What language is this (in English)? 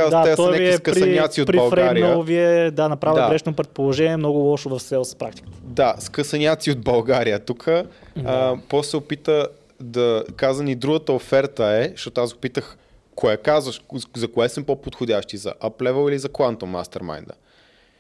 Bulgarian